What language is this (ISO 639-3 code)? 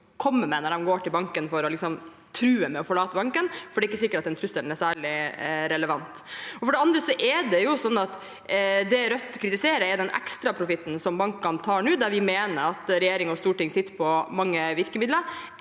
nor